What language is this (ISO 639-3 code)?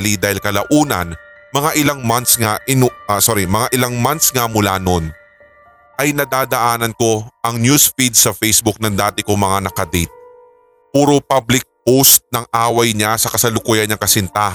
fil